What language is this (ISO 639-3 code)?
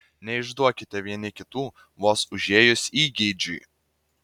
lit